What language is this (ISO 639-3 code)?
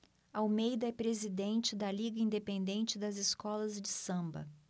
por